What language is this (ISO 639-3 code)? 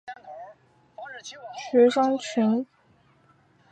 zho